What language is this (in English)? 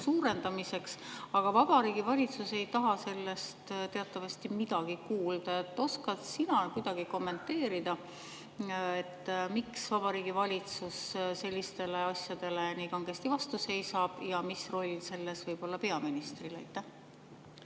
Estonian